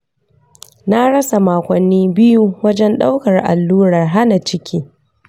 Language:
Hausa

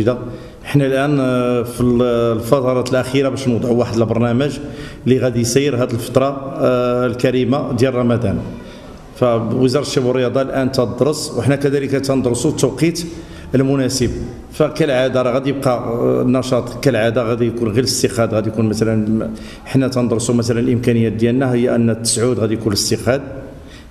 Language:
Arabic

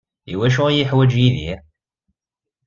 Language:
Kabyle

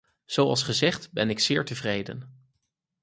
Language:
Dutch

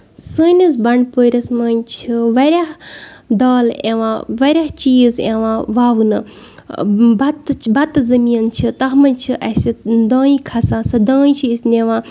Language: Kashmiri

